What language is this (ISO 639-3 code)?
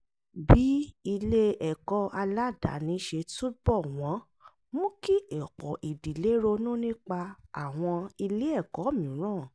yor